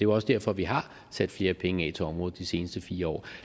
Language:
Danish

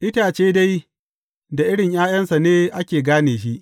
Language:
Hausa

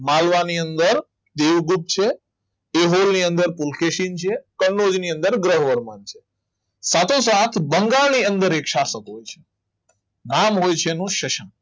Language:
Gujarati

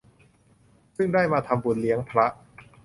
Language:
Thai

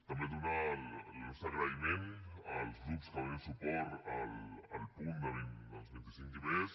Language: Catalan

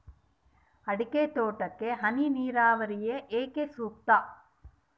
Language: Kannada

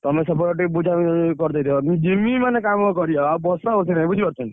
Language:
Odia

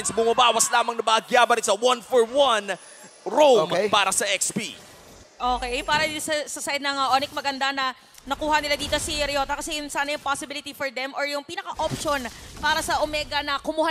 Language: Filipino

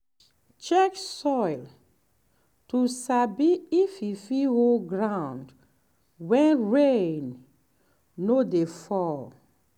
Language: Nigerian Pidgin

